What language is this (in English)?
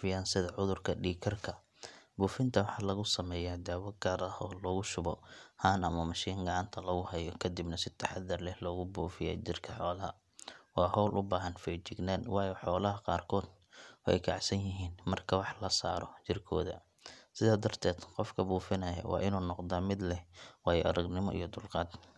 Somali